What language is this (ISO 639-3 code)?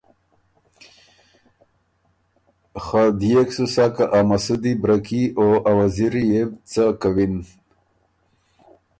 oru